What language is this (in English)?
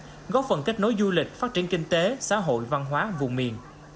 Vietnamese